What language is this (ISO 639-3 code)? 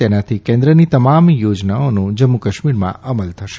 guj